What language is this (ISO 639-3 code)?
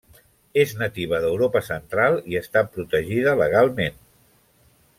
cat